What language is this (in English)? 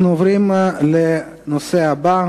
Hebrew